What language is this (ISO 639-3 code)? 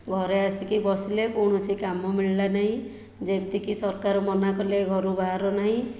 ori